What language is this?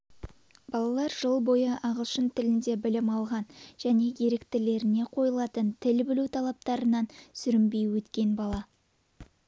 Kazakh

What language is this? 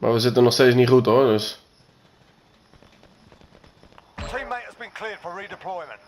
Dutch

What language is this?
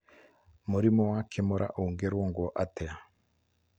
Kikuyu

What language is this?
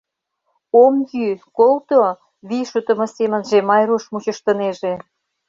Mari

